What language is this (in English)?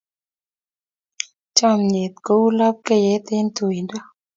Kalenjin